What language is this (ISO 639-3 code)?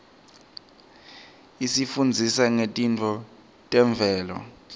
ssw